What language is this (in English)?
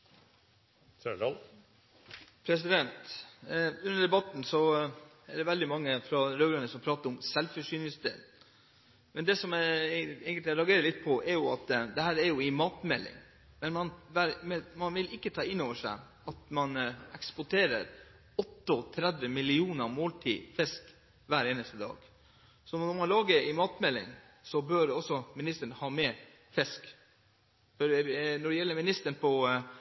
Norwegian Bokmål